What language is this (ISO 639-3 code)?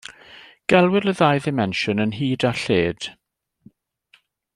cym